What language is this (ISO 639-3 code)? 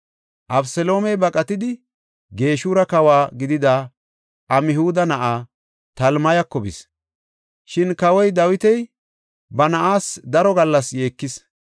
gof